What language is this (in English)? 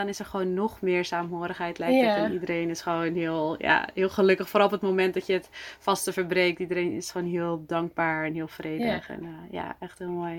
Dutch